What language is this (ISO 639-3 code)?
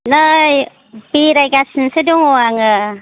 brx